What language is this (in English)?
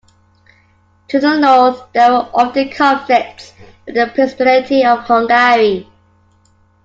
English